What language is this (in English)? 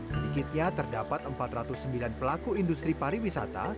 Indonesian